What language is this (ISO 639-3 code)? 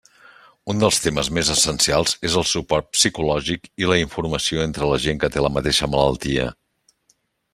cat